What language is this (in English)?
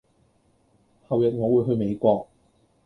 Cantonese